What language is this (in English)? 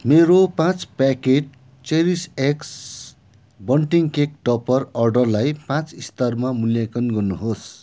Nepali